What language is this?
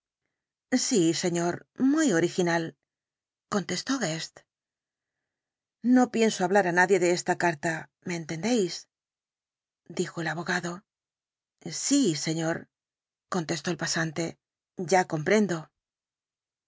Spanish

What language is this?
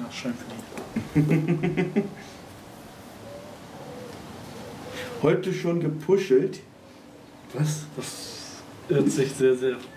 German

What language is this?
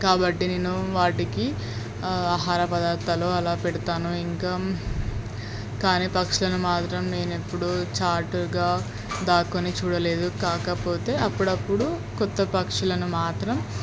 Telugu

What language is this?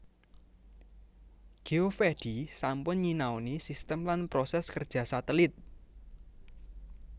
Javanese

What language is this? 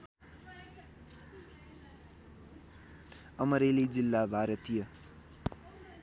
Nepali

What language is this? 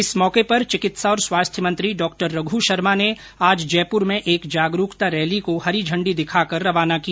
Hindi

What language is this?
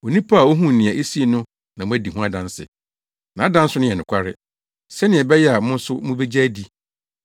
Akan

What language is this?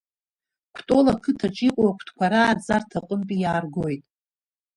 Abkhazian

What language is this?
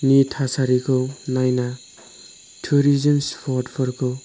Bodo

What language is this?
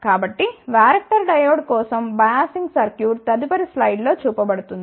Telugu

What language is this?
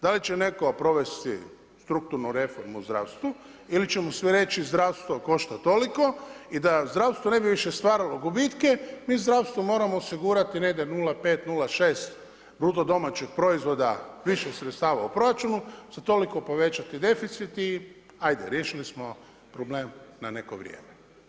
Croatian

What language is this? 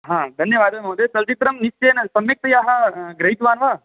Sanskrit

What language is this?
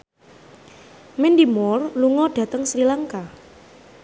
Javanese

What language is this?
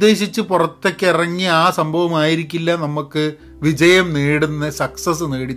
Malayalam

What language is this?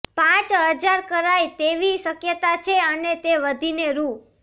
Gujarati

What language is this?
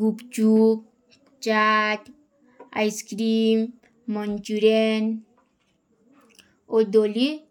Kui (India)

